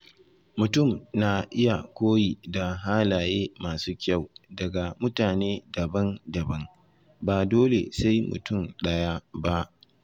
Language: Hausa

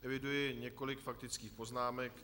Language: Czech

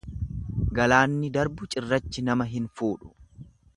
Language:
Oromo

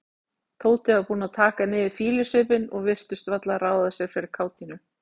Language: Icelandic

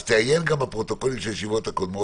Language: Hebrew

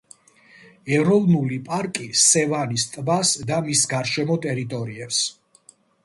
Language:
Georgian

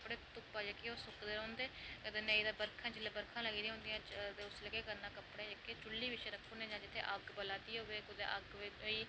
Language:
Dogri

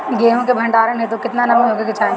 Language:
Bhojpuri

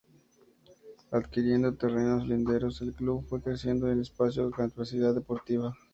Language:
Spanish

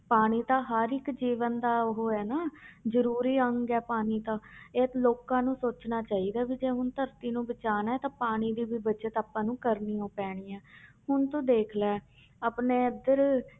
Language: Punjabi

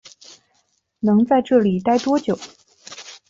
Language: Chinese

